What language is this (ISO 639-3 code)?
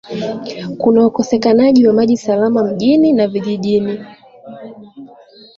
swa